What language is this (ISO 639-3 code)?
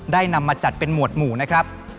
tha